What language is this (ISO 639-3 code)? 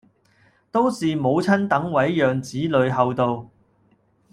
yue